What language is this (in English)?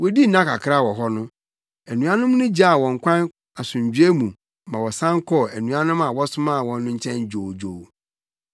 Akan